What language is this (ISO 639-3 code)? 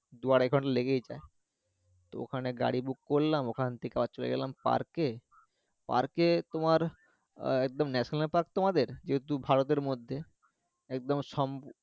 ben